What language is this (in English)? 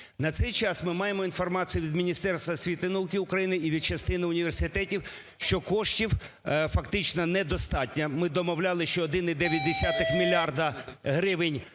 Ukrainian